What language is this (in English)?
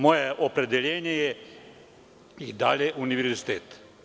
Serbian